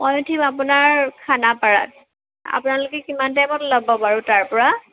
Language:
Assamese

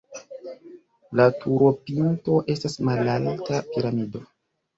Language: Esperanto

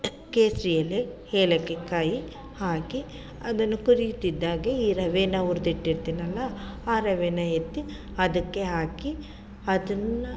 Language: Kannada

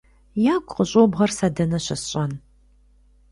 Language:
Kabardian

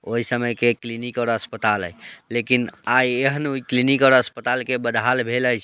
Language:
Maithili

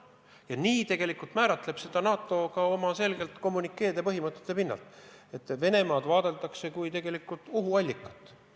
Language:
Estonian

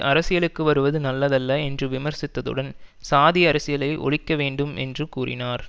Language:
Tamil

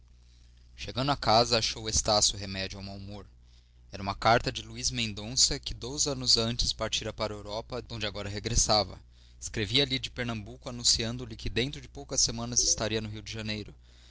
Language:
Portuguese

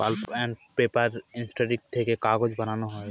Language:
Bangla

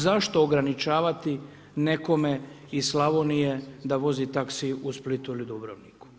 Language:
Croatian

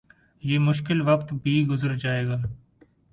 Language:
Urdu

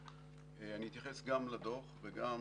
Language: Hebrew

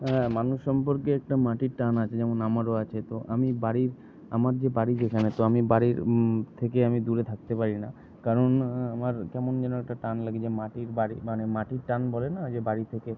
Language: Bangla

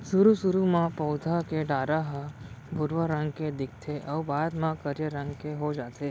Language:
Chhattisgarhi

